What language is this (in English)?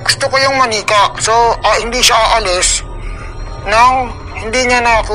Filipino